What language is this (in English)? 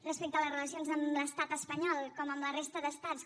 Catalan